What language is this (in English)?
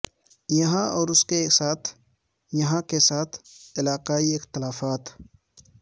Urdu